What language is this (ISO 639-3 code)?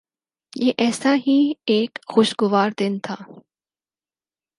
urd